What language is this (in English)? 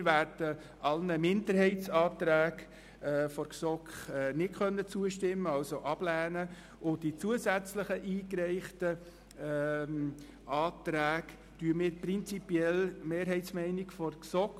Swiss German